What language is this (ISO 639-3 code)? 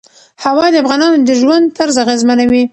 pus